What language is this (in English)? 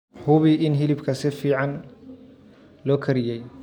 Somali